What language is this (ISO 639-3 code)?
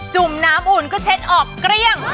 tha